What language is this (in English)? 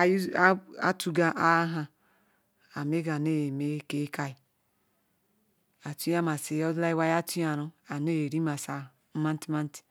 Ikwere